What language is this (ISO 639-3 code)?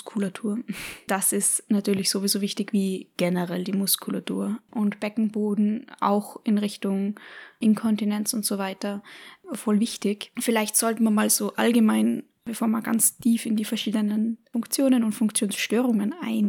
deu